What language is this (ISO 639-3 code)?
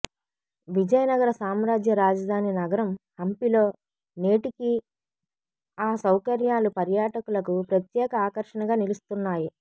tel